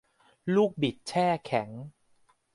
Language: Thai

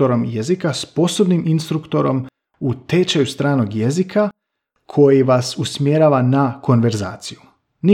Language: Croatian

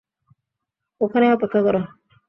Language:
Bangla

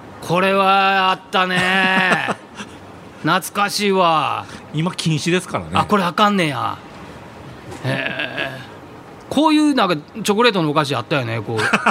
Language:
Japanese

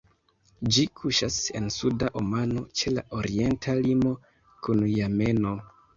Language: Esperanto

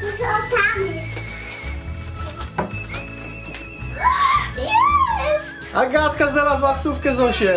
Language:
Polish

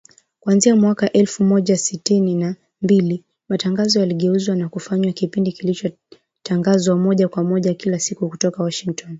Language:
Swahili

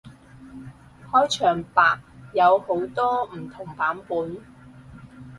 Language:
Cantonese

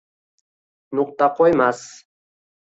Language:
Uzbek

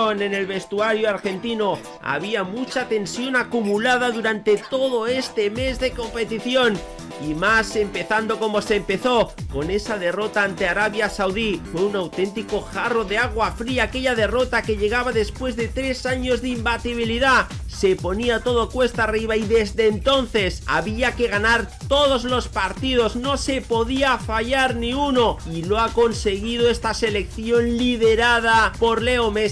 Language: Spanish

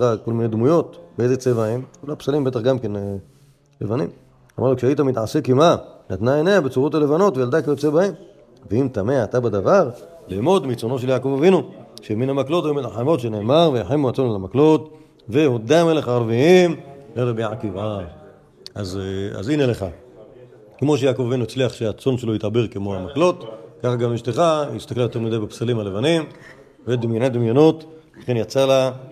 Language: Hebrew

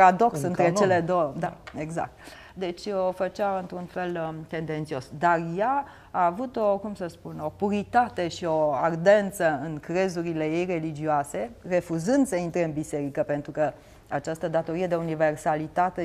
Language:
Romanian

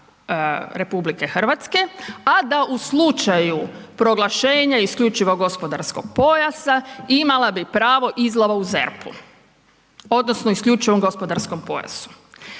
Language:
Croatian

